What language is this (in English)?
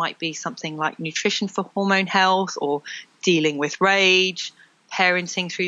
English